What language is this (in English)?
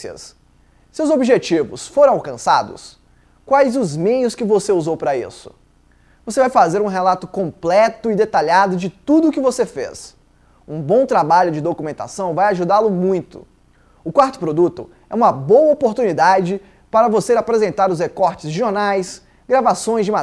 Portuguese